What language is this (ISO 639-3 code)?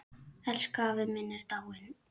isl